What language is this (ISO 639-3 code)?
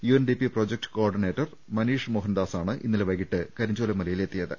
mal